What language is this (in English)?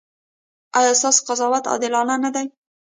Pashto